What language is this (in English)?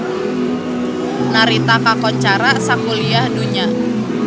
Sundanese